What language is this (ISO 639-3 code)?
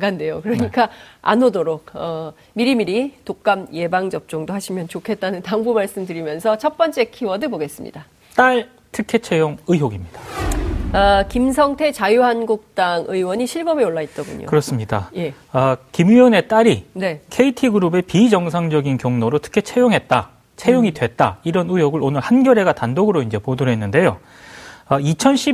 kor